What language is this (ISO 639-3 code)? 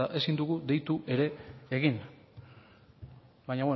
eus